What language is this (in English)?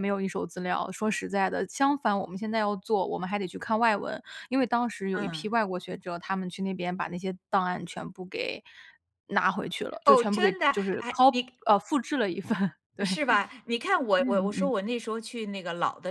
Chinese